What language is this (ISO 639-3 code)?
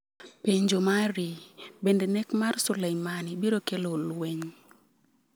luo